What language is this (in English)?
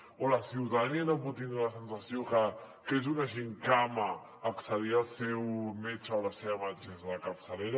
Catalan